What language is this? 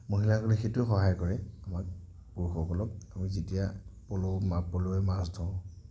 Assamese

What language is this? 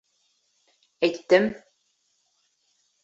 Bashkir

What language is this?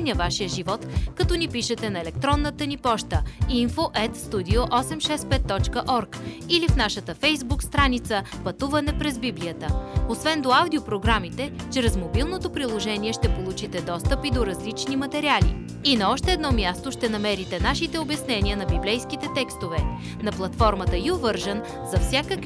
Bulgarian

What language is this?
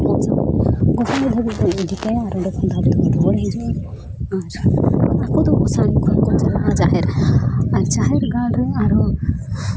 Santali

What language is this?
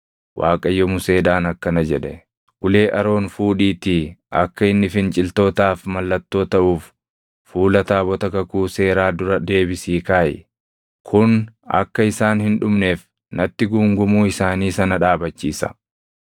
Oromo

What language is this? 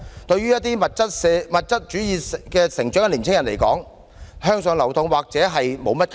Cantonese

